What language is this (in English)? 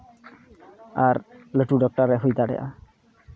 Santali